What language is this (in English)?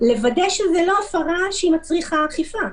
Hebrew